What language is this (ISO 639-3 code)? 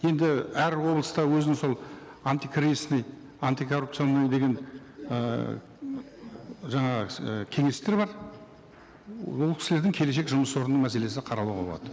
kaz